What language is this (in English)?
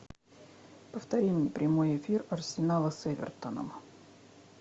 Russian